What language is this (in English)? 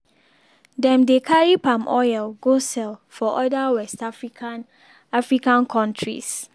Nigerian Pidgin